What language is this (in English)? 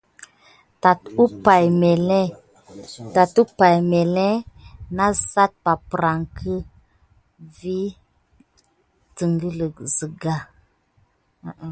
Gidar